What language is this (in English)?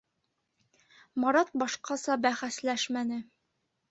Bashkir